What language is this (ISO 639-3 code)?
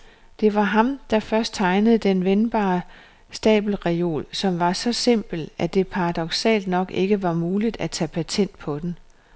dan